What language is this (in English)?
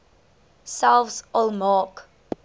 Afrikaans